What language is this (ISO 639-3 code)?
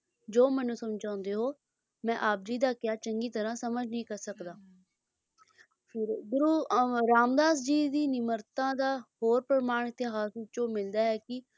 pan